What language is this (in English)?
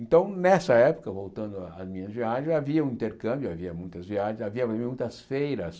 Portuguese